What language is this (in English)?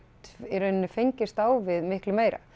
Icelandic